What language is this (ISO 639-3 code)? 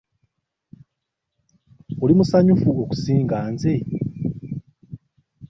lug